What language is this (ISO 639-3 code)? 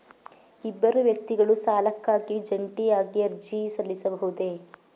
kan